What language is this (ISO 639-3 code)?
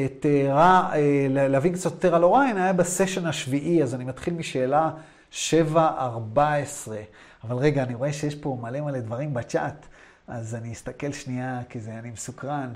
heb